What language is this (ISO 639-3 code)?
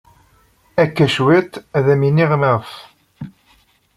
kab